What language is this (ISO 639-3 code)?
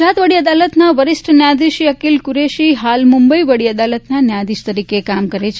guj